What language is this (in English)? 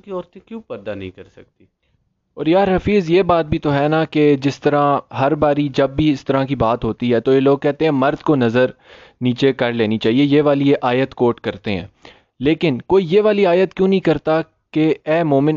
Urdu